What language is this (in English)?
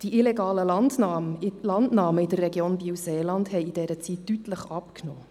Swiss German